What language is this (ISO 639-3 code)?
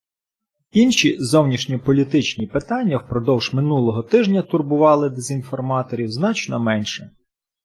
ukr